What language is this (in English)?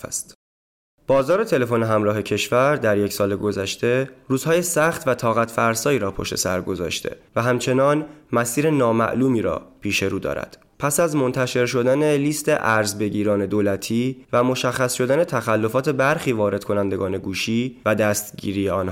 Persian